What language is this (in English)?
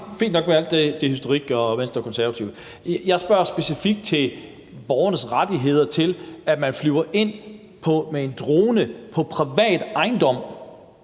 Danish